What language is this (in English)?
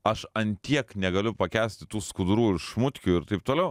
Lithuanian